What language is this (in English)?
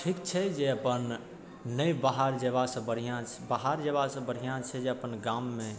Maithili